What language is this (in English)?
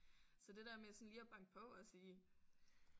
Danish